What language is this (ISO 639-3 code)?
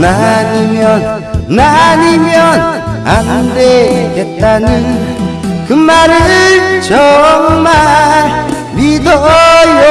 kor